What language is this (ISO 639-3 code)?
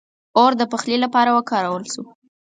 pus